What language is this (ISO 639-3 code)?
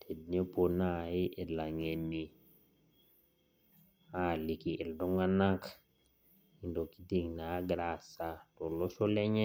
mas